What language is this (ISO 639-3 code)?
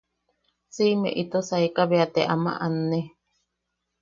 yaq